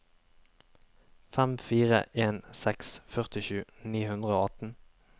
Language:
Norwegian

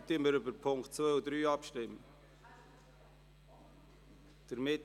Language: Swiss German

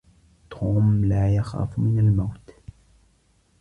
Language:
Arabic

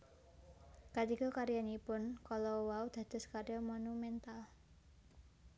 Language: Javanese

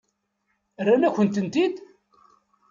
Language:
Kabyle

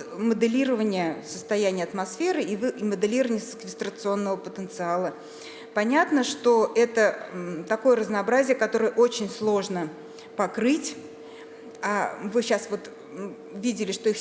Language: Russian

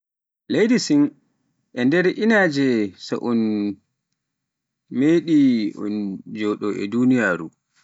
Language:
Pular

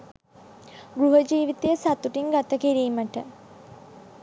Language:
Sinhala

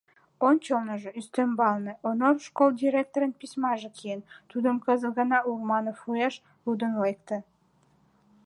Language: Mari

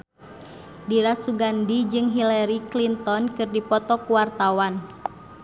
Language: Sundanese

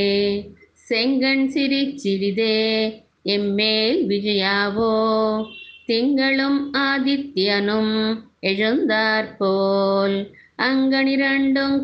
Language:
Telugu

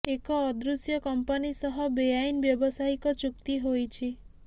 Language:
Odia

